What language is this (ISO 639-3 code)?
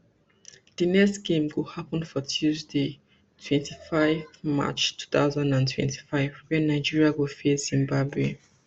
pcm